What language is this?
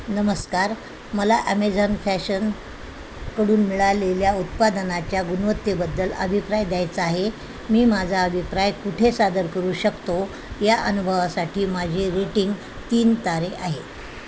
Marathi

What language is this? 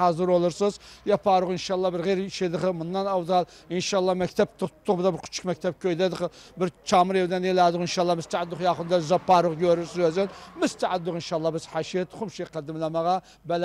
Turkish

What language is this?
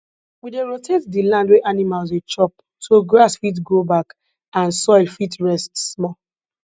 Nigerian Pidgin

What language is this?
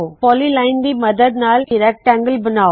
Punjabi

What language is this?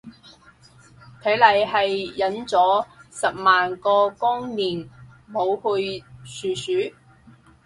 Cantonese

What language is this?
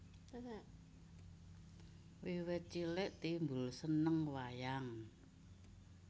Javanese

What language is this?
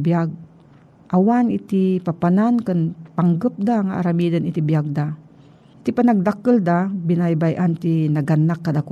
Filipino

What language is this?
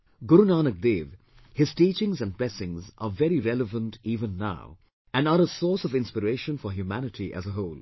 English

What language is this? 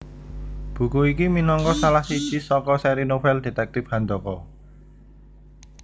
Javanese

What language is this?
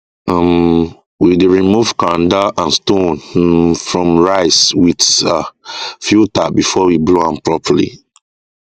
Nigerian Pidgin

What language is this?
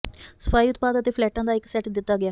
Punjabi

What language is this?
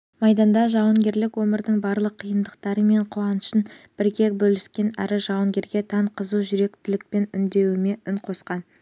Kazakh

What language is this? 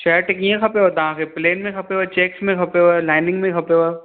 Sindhi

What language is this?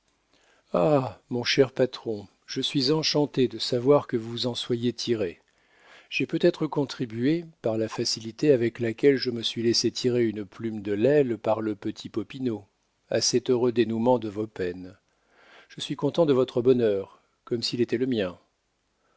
French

